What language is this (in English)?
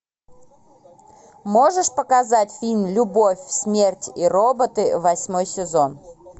Russian